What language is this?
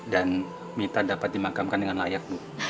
Indonesian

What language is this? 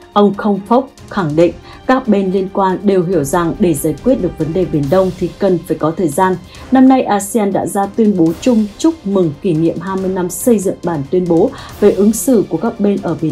Vietnamese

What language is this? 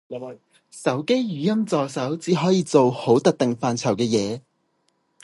Cantonese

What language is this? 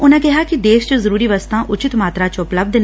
Punjabi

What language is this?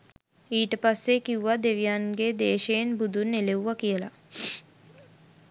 Sinhala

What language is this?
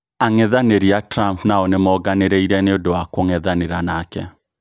Kikuyu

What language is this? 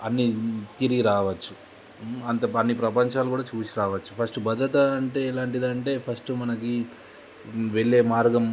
Telugu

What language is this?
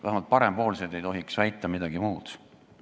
Estonian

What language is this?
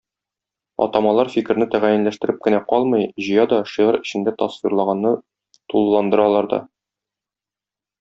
Tatar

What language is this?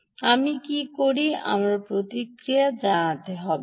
Bangla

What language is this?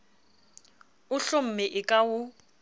Southern Sotho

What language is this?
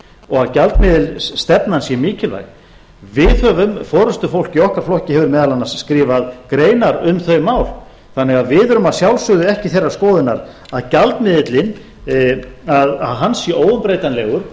Icelandic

